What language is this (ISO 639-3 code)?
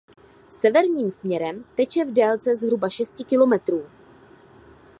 ces